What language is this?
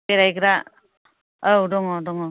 Bodo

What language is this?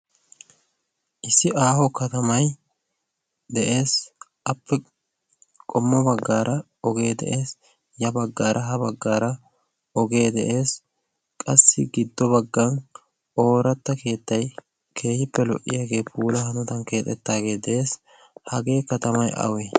Wolaytta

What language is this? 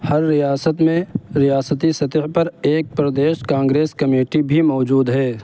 Urdu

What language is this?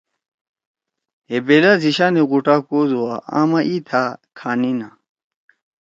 Torwali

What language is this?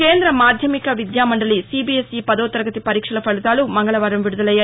Telugu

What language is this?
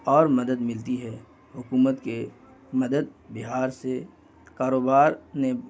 Urdu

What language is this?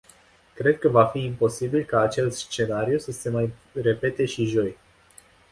Romanian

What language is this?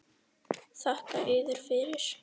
Icelandic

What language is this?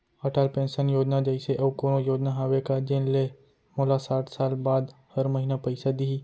Chhattisgarhi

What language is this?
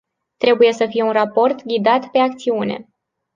Romanian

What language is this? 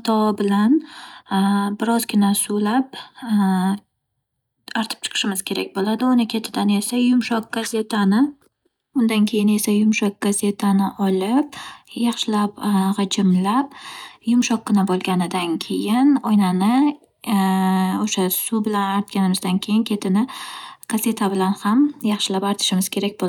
Uzbek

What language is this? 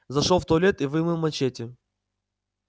Russian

